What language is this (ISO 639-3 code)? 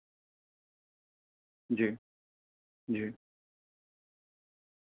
urd